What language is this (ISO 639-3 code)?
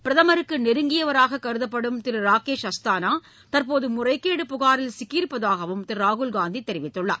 tam